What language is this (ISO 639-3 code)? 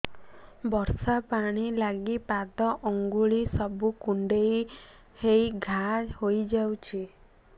ori